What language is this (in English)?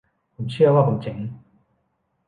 Thai